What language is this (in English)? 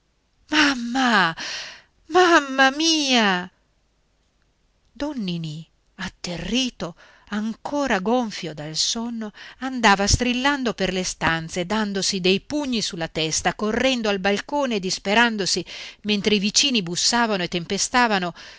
Italian